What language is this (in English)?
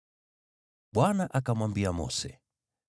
Swahili